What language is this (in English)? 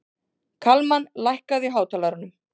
Icelandic